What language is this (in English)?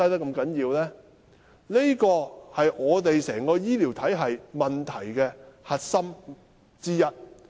Cantonese